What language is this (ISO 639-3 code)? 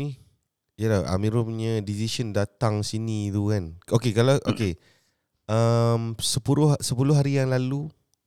msa